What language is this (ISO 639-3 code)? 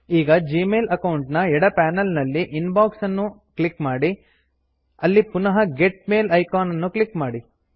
kan